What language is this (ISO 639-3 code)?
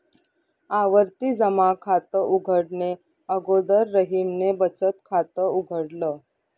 mar